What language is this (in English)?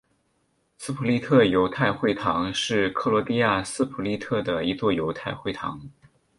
Chinese